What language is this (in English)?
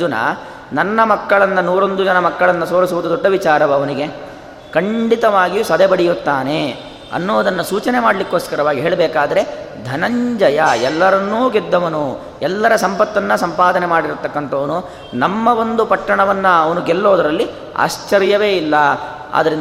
Kannada